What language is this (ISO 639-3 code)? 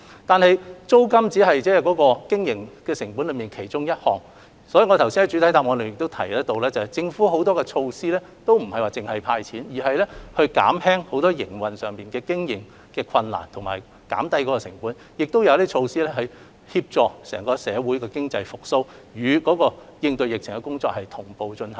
yue